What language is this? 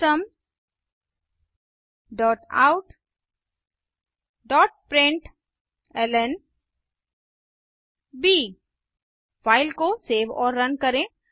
Hindi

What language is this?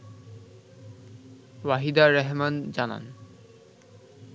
Bangla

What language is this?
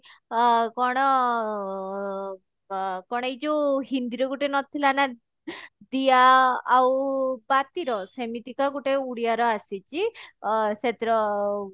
Odia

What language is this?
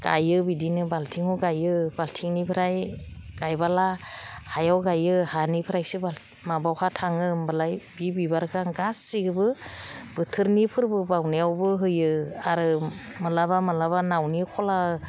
Bodo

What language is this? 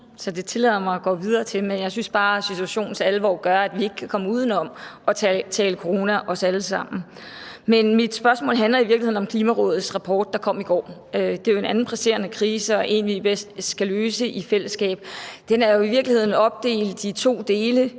Danish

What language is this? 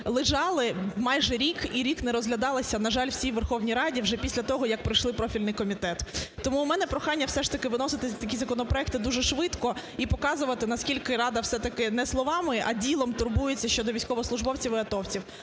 Ukrainian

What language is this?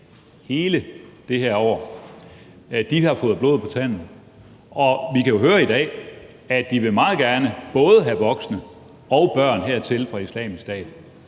Danish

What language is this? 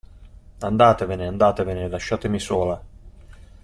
Italian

